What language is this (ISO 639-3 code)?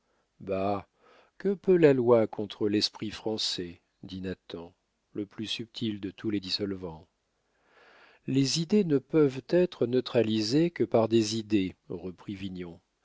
fra